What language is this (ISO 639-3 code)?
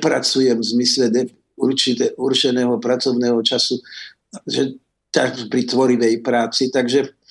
slk